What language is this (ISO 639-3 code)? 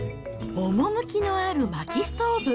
jpn